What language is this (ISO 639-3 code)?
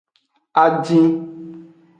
ajg